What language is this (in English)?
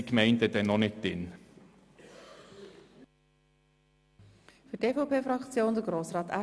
Swiss German